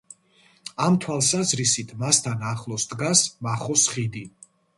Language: Georgian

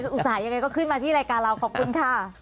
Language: Thai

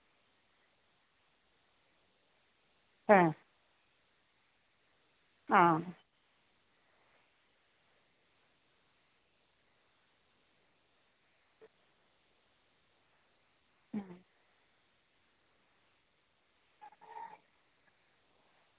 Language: Santali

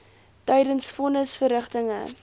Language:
Afrikaans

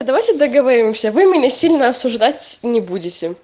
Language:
Russian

